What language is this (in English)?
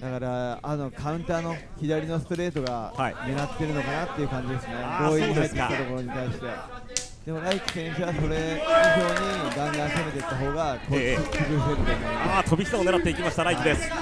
Japanese